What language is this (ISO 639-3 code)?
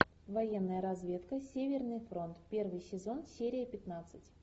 rus